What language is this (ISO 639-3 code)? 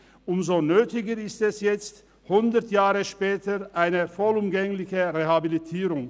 gsw